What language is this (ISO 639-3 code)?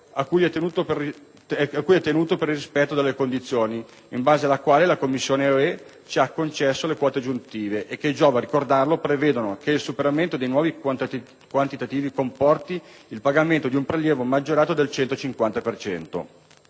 ita